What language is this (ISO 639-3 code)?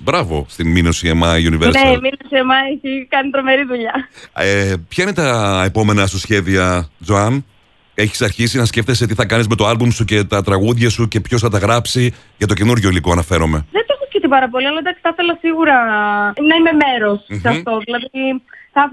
ell